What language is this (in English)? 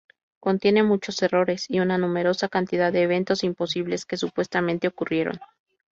Spanish